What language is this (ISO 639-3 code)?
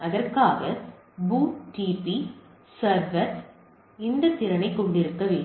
tam